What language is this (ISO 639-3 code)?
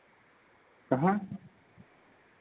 hin